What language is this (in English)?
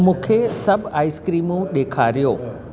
Sindhi